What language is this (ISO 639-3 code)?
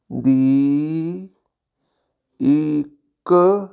pan